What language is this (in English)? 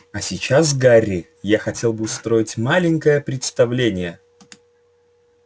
Russian